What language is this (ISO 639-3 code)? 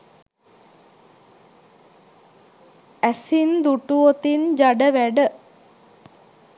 sin